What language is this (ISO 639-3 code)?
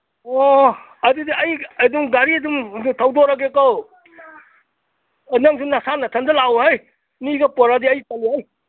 mni